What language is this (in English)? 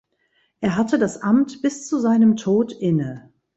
German